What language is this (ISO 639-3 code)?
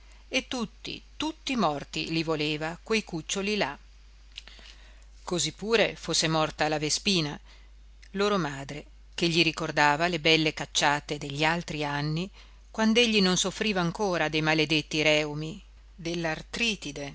ita